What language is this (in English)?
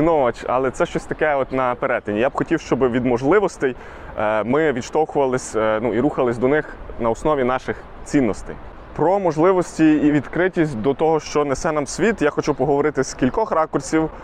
Ukrainian